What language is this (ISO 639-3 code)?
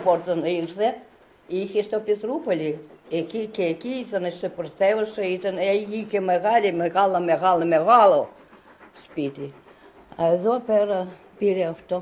ell